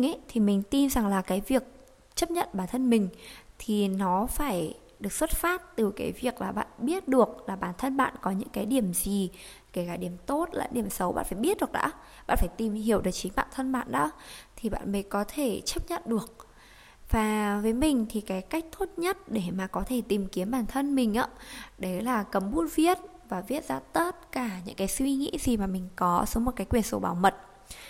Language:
Vietnamese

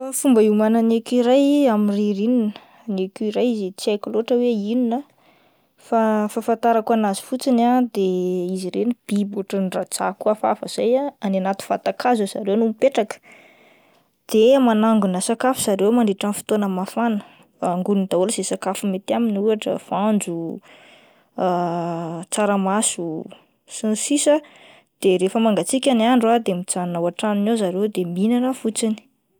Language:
Malagasy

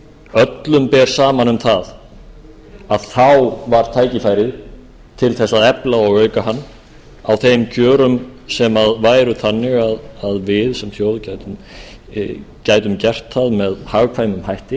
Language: Icelandic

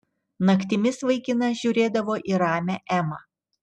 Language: Lithuanian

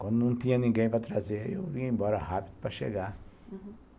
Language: Portuguese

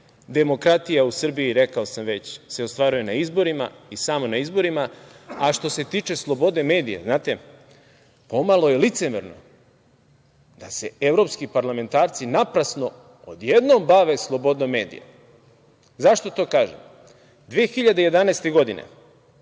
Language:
Serbian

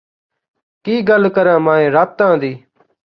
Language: Punjabi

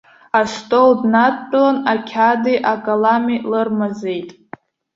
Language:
Abkhazian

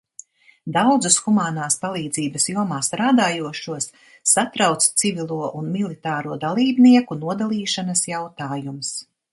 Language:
Latvian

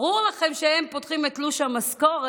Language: Hebrew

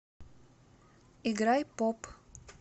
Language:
Russian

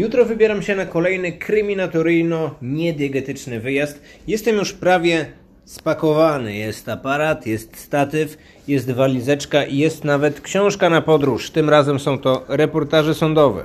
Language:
Polish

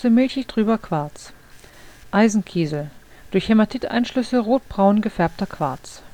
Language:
German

